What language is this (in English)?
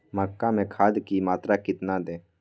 Magahi